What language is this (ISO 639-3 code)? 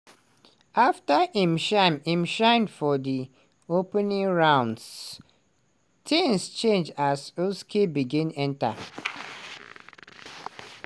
pcm